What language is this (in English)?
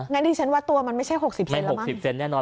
Thai